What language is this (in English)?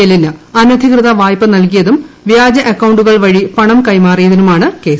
Malayalam